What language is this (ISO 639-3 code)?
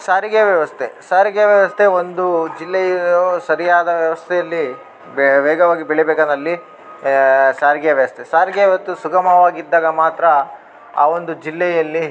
kan